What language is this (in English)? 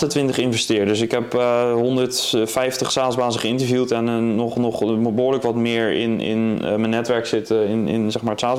Dutch